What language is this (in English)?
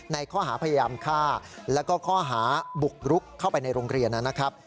Thai